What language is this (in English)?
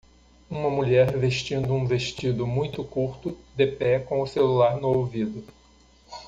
Portuguese